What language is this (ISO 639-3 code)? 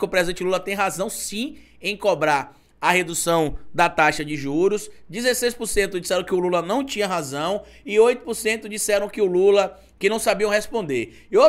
por